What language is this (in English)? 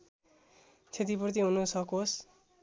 Nepali